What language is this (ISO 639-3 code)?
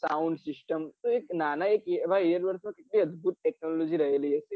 guj